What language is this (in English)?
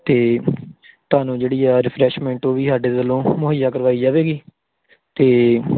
Punjabi